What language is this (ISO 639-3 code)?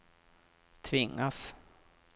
swe